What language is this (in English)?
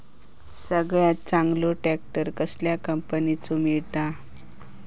Marathi